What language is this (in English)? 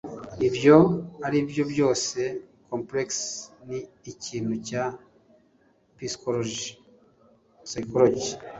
Kinyarwanda